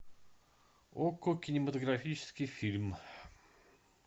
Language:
Russian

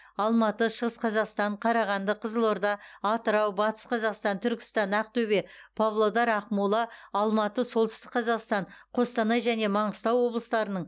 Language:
Kazakh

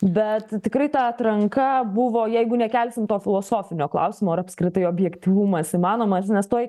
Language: Lithuanian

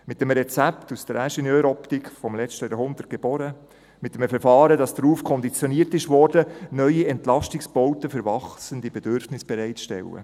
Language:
Swiss German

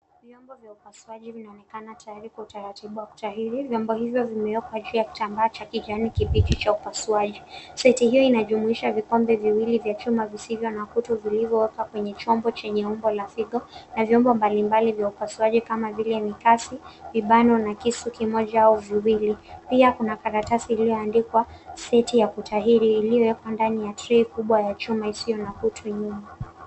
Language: Swahili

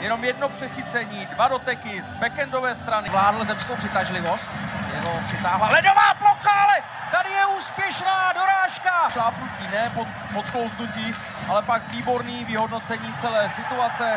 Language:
Czech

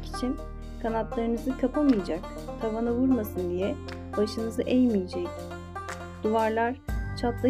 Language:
Turkish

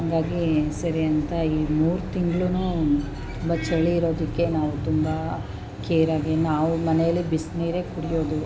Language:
Kannada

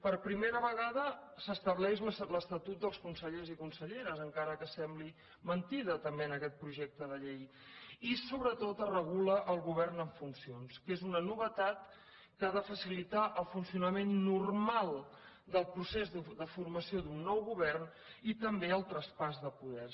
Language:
Catalan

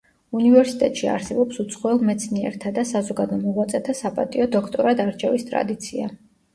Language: Georgian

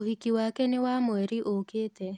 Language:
Kikuyu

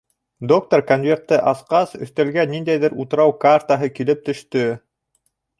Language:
Bashkir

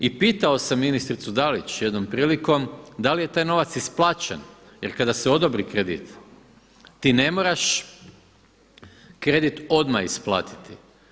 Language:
Croatian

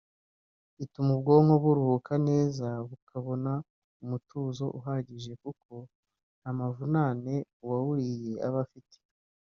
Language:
Kinyarwanda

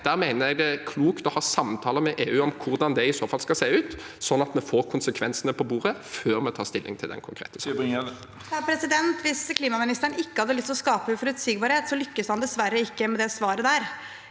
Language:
Norwegian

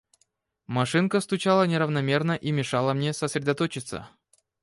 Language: Russian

